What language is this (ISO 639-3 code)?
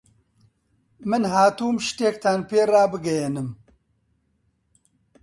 ckb